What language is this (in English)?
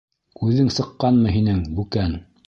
Bashkir